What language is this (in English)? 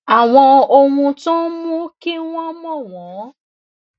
Yoruba